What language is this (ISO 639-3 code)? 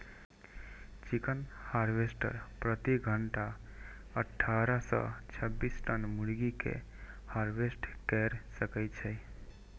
mai